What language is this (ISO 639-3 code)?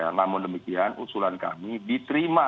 ind